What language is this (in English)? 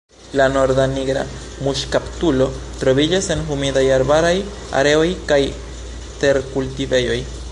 Esperanto